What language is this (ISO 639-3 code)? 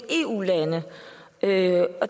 dan